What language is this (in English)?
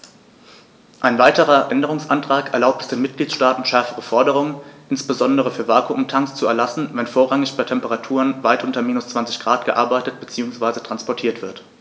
German